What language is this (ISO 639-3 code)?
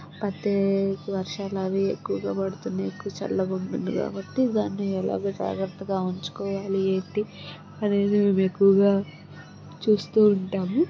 tel